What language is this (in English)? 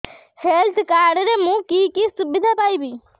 Odia